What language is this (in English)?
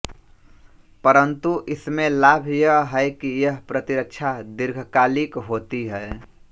Hindi